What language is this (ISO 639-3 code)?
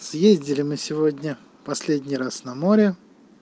rus